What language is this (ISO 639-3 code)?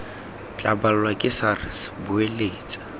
tsn